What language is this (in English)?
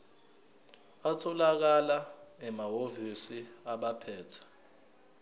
Zulu